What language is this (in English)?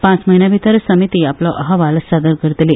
Konkani